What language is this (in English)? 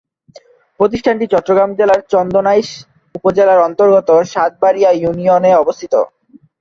Bangla